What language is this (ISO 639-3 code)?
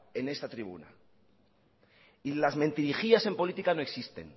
spa